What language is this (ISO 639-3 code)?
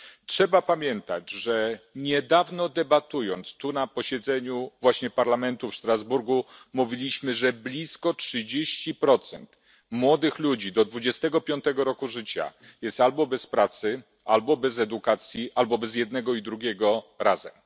pol